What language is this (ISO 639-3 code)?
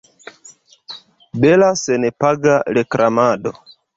epo